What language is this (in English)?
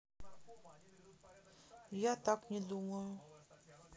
Russian